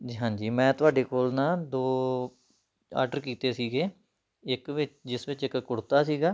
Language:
Punjabi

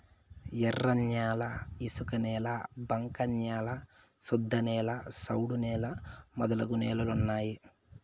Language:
Telugu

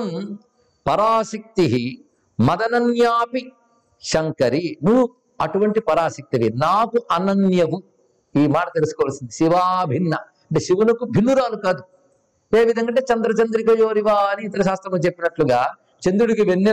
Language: Telugu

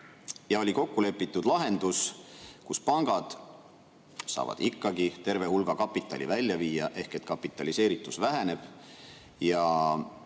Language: Estonian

